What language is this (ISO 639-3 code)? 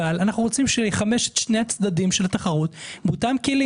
heb